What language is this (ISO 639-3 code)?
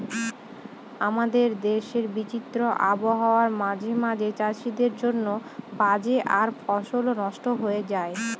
ben